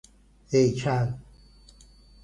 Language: Persian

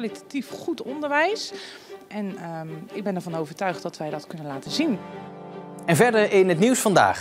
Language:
Dutch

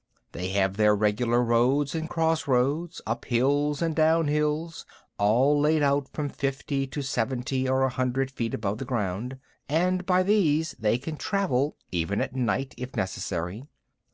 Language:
English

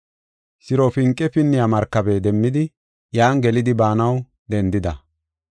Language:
Gofa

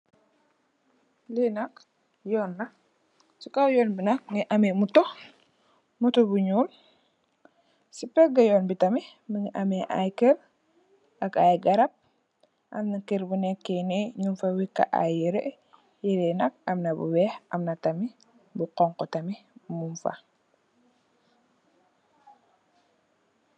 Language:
Wolof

